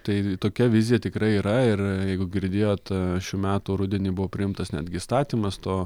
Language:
Lithuanian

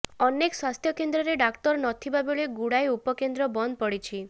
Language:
Odia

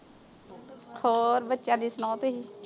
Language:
Punjabi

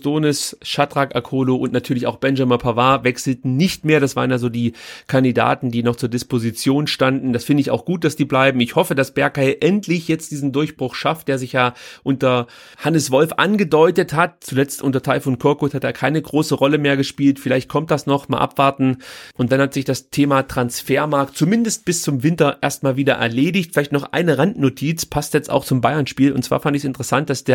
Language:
German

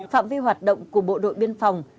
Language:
Vietnamese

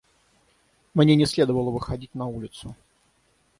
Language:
Russian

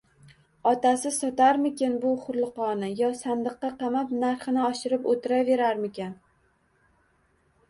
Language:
Uzbek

